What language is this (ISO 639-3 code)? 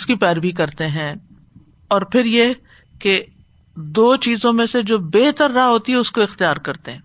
urd